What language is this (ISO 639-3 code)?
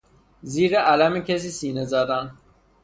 fas